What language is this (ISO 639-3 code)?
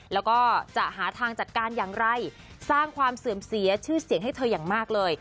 tha